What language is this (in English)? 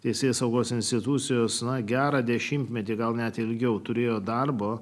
Lithuanian